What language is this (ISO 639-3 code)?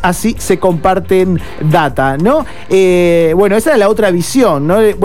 spa